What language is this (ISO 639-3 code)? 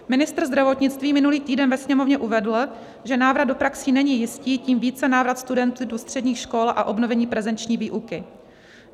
ces